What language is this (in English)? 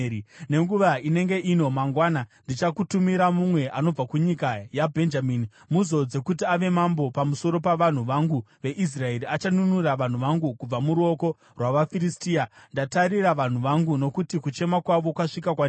Shona